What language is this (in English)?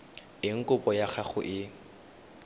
Tswana